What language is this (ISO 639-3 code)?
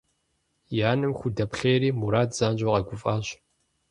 kbd